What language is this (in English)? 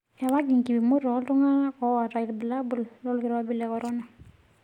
Masai